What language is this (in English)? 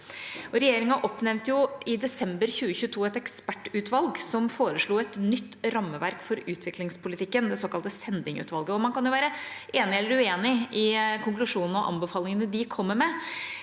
Norwegian